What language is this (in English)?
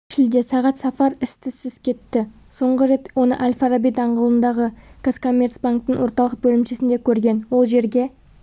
Kazakh